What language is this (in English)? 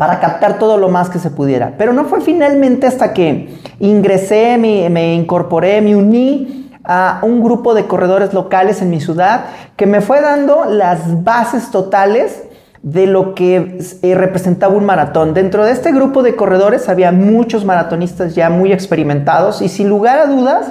Spanish